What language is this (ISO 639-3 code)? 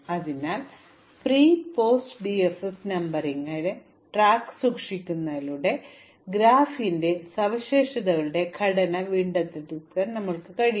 mal